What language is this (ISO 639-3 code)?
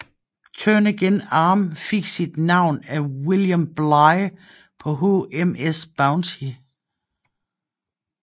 dan